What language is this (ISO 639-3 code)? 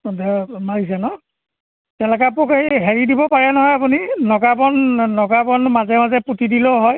asm